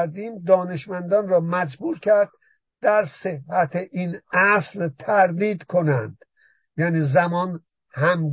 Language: Persian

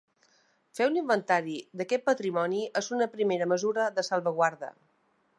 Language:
Catalan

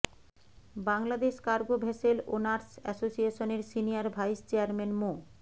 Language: Bangla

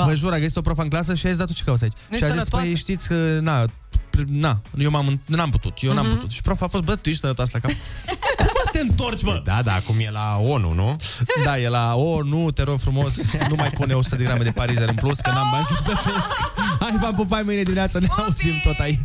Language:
Romanian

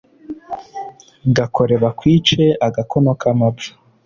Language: Kinyarwanda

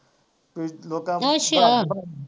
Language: Punjabi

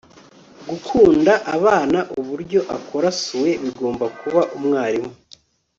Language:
Kinyarwanda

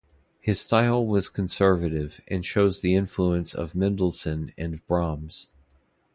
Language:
English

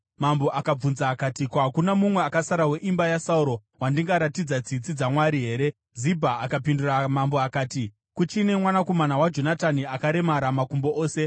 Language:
Shona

